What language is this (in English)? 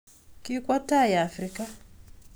Kalenjin